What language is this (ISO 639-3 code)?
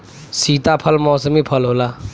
bho